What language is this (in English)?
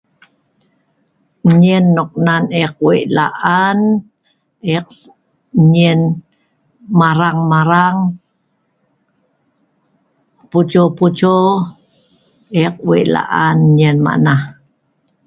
Sa'ban